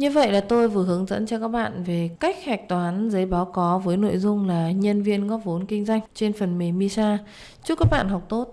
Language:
Vietnamese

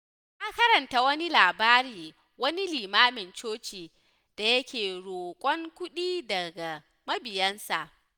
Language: Hausa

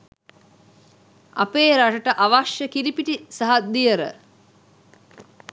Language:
Sinhala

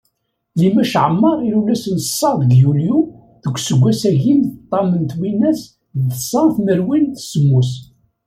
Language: Kabyle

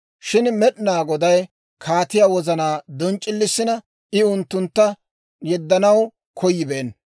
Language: Dawro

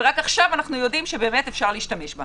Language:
Hebrew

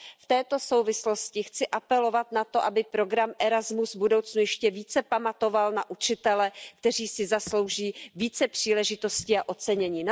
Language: Czech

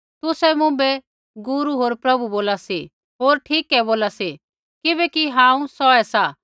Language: Kullu Pahari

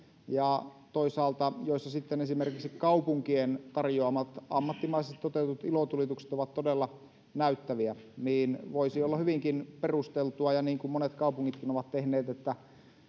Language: Finnish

